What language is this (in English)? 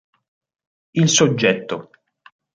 Italian